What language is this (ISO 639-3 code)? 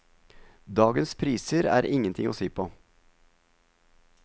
nor